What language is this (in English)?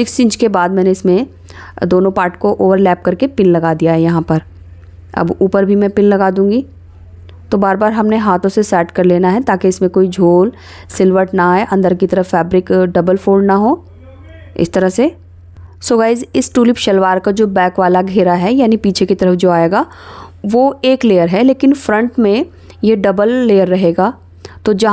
Hindi